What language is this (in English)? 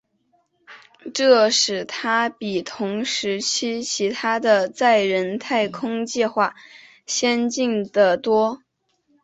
Chinese